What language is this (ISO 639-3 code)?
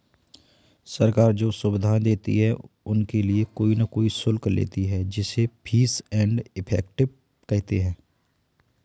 hin